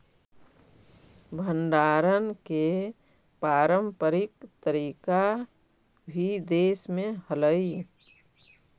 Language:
Magahi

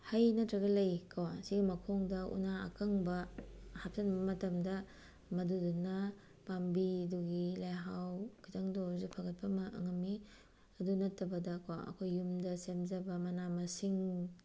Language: Manipuri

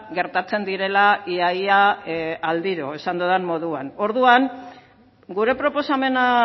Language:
Basque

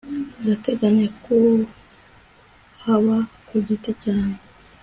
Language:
Kinyarwanda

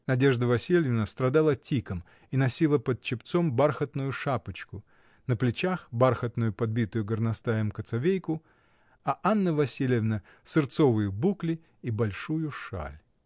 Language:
Russian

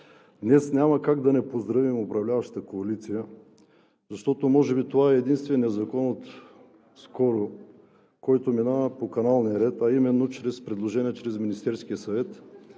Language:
Bulgarian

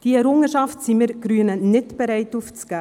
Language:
Swiss German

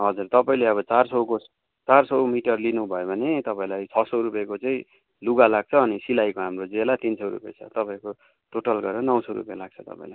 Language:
Nepali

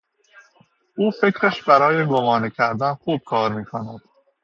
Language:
Persian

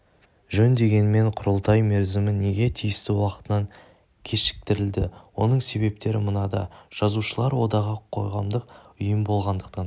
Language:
Kazakh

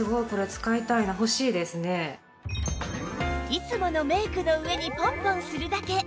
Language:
Japanese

